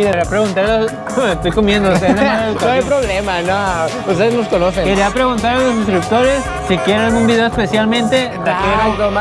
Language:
Spanish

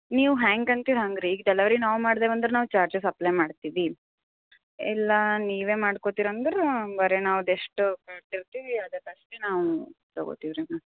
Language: Kannada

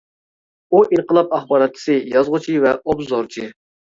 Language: Uyghur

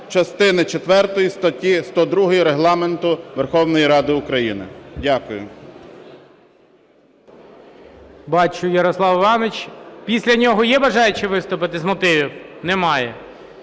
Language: Ukrainian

